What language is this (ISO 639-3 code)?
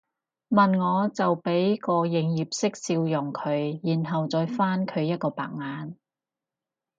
yue